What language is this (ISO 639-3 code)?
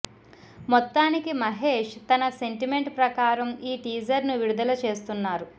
tel